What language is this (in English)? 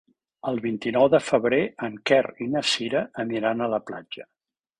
Catalan